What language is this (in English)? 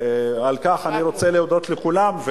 Hebrew